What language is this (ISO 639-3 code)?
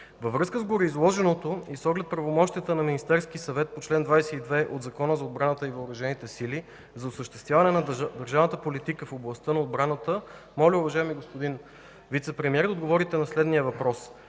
bul